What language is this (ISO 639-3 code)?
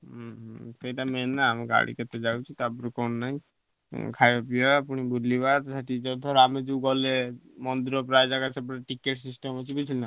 ori